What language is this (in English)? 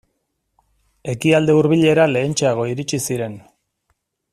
Basque